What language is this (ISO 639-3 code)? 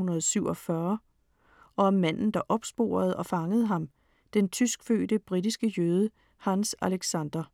dan